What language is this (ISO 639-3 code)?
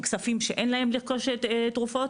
heb